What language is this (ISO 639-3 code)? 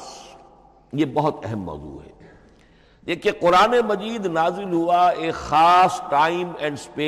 urd